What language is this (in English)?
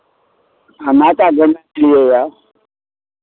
Maithili